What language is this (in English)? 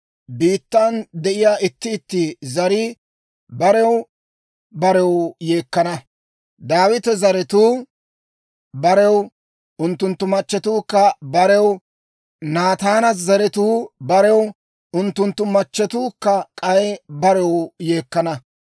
Dawro